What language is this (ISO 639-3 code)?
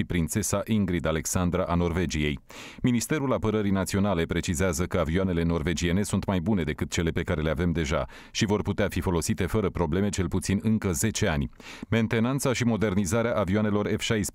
ron